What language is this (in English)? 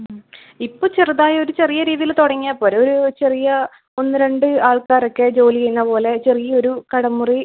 Malayalam